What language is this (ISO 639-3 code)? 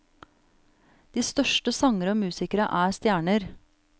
nor